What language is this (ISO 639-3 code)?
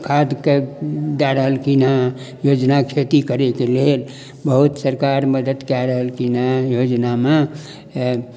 mai